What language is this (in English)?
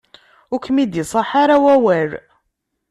Kabyle